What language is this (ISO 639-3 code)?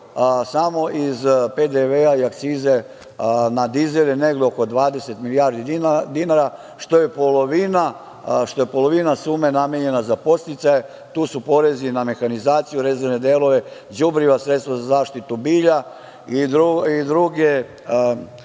srp